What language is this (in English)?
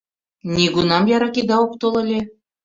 Mari